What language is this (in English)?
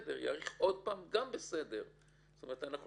Hebrew